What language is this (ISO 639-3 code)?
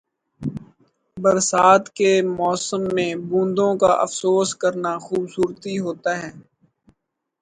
urd